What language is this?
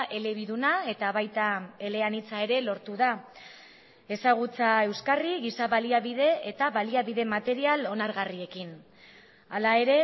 Basque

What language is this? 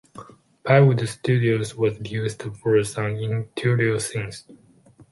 English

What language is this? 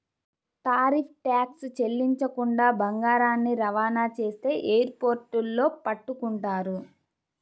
Telugu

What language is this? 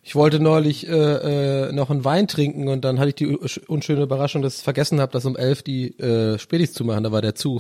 German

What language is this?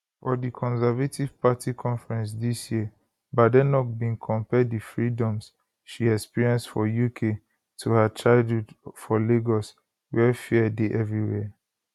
Nigerian Pidgin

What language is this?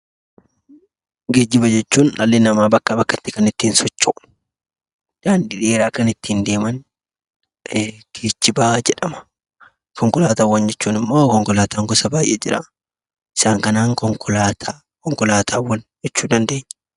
Oromo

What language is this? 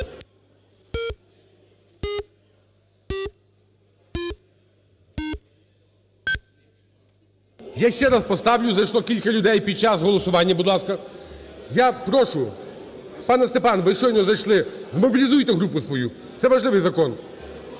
Ukrainian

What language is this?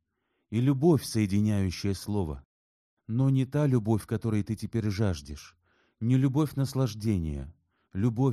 Russian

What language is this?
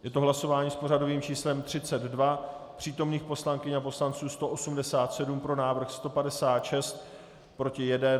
Czech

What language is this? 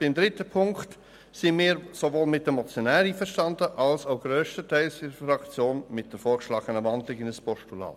Swiss German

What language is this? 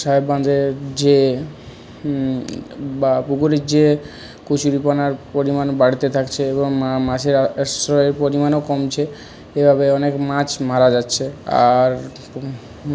Bangla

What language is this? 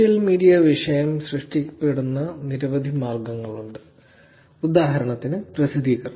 Malayalam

